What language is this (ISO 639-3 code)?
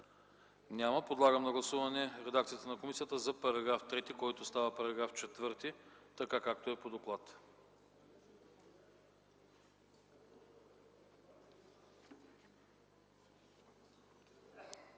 bul